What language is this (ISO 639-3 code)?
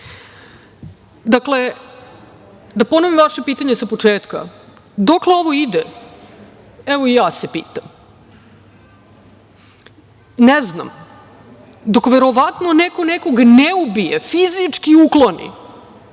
srp